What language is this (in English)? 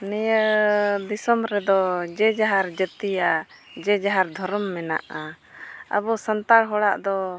Santali